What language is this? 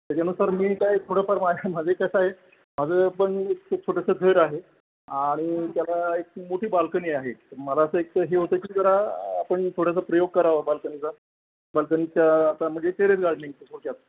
Marathi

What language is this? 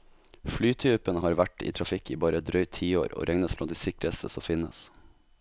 Norwegian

